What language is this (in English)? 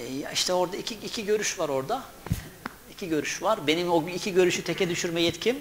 Turkish